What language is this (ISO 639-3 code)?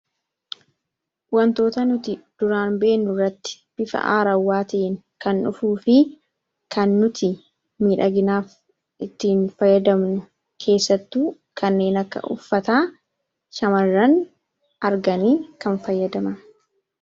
orm